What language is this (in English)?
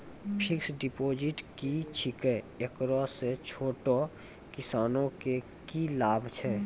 Maithili